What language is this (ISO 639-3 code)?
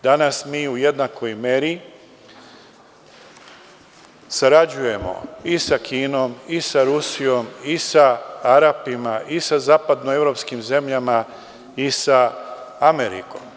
srp